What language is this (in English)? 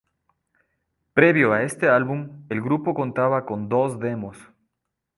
Spanish